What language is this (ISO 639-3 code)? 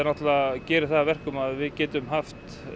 isl